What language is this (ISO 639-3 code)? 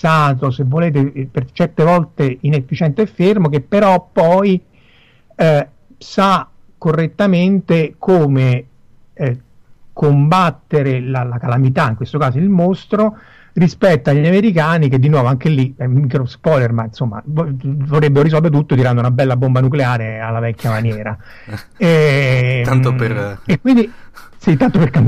ita